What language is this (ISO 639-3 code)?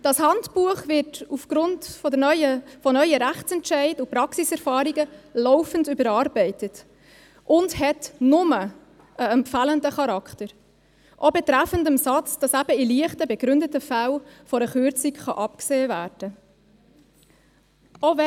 gsw